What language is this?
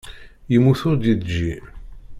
Kabyle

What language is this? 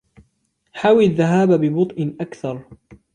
Arabic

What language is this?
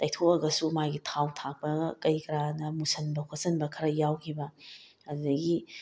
Manipuri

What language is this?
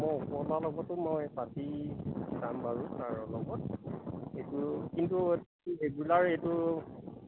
Assamese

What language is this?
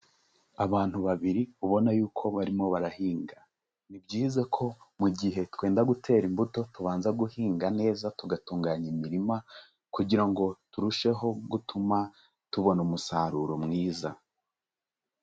Kinyarwanda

